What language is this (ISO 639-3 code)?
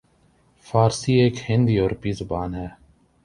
urd